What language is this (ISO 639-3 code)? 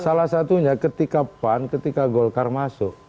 ind